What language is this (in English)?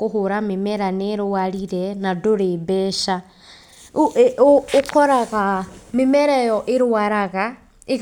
Kikuyu